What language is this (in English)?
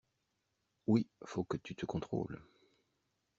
French